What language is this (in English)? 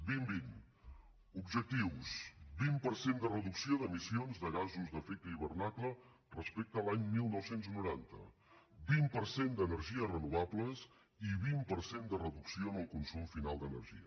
Catalan